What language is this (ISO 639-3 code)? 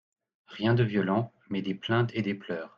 fra